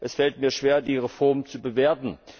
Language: German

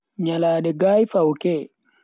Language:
Bagirmi Fulfulde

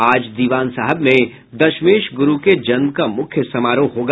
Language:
Hindi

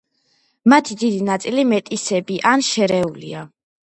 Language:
Georgian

